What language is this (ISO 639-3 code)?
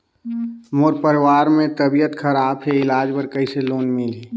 hne